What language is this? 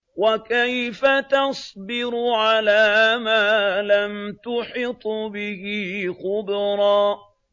Arabic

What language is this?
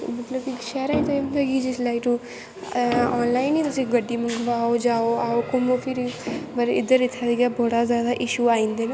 Dogri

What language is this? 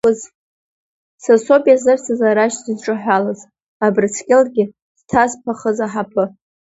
Abkhazian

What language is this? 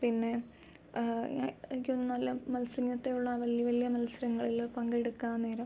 Malayalam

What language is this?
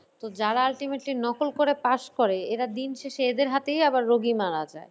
Bangla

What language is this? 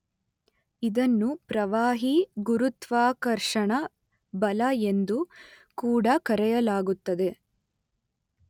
Kannada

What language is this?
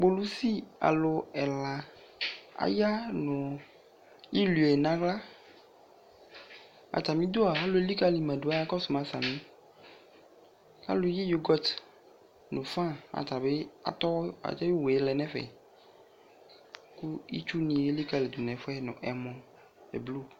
Ikposo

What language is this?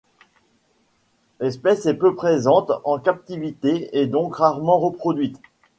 French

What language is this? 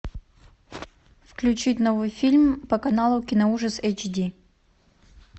Russian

